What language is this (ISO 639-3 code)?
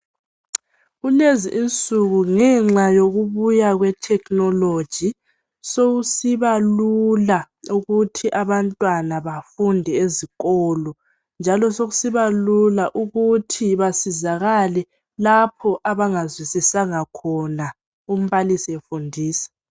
nde